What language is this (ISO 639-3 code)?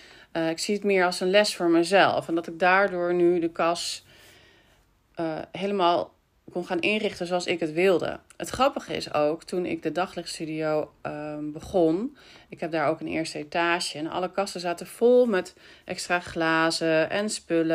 nld